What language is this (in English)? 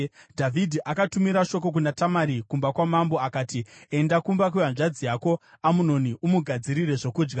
Shona